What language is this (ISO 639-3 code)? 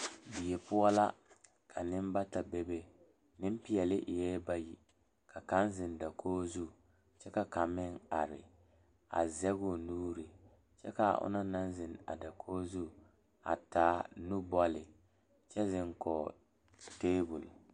dga